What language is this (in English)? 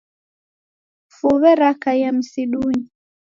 Taita